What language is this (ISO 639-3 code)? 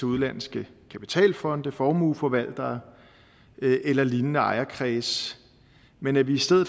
dan